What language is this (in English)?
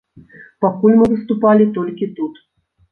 Belarusian